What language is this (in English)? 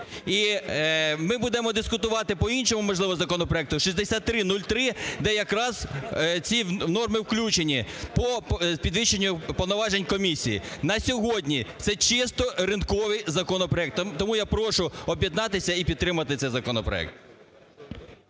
Ukrainian